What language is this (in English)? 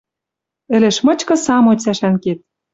Western Mari